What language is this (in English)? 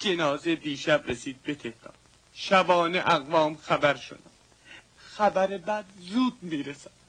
Persian